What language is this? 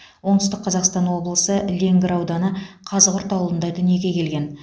Kazakh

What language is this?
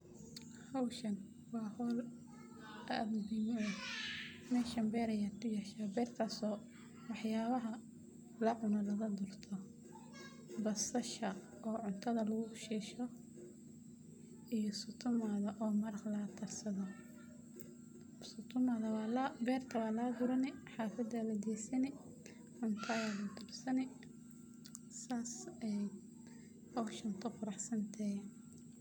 Somali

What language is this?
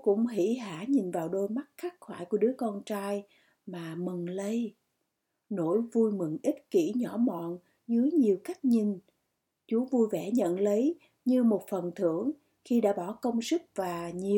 Vietnamese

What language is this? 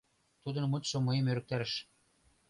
Mari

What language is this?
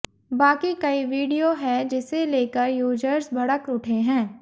Hindi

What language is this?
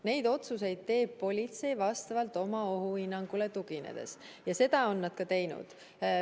Estonian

